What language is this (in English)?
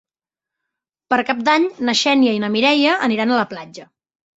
Catalan